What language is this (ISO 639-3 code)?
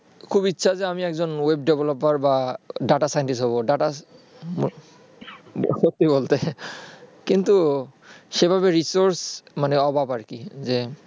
ben